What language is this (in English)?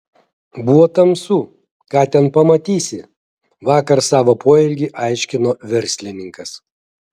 Lithuanian